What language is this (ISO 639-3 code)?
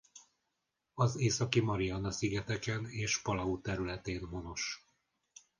hun